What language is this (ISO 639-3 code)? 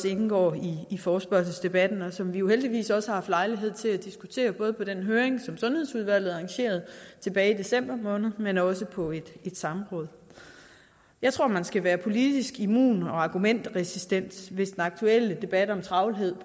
dan